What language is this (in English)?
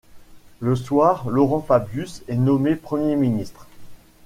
French